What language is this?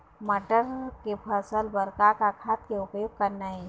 Chhattisgarhi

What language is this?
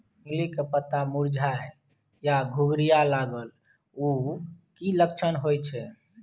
Maithili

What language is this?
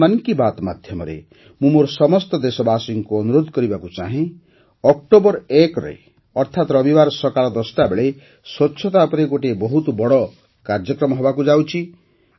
Odia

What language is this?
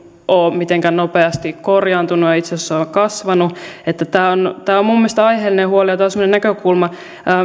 Finnish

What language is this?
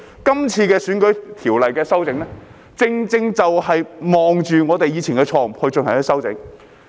Cantonese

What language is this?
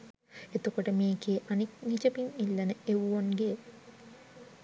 Sinhala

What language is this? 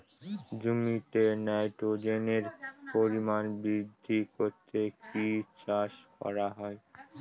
Bangla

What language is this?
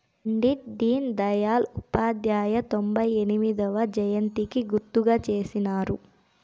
Telugu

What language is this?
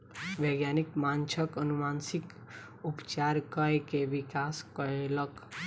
Maithili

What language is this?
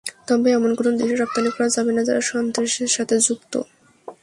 Bangla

